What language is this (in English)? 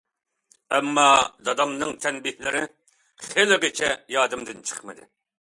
Uyghur